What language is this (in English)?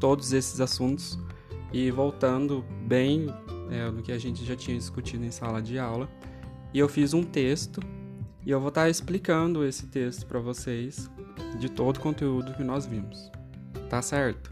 Portuguese